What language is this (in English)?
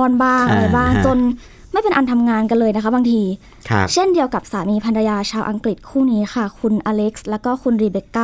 Thai